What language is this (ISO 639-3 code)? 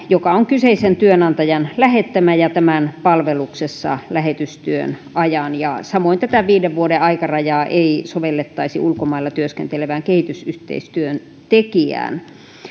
fin